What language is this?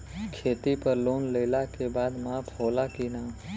Bhojpuri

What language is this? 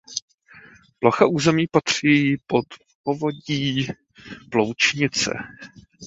Czech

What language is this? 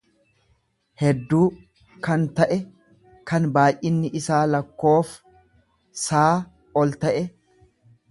Oromo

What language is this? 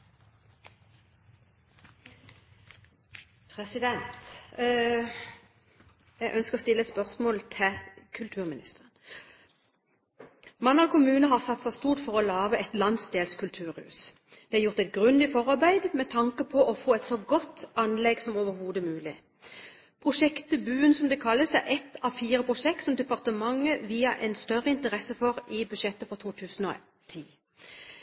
Norwegian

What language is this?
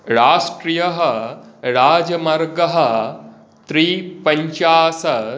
Sanskrit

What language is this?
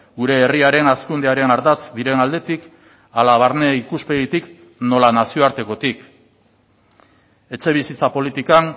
Basque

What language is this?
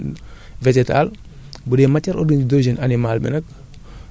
Wolof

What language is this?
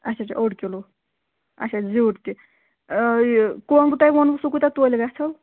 Kashmiri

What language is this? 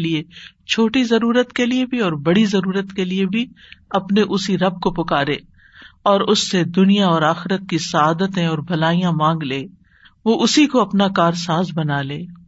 Urdu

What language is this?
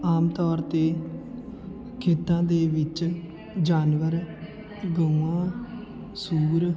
Punjabi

